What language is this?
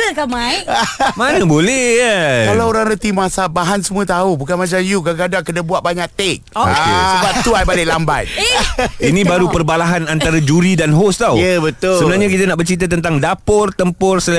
Malay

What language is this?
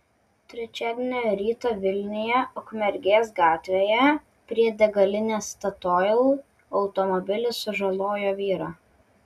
Lithuanian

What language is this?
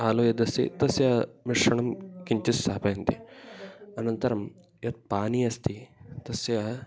Sanskrit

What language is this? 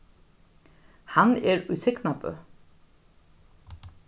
Faroese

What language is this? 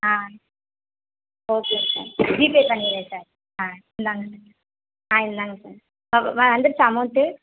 Tamil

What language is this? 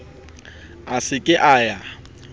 Southern Sotho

